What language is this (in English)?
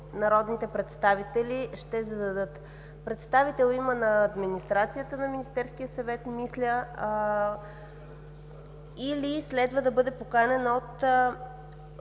Bulgarian